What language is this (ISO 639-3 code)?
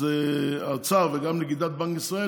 heb